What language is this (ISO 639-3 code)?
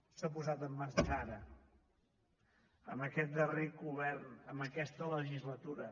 cat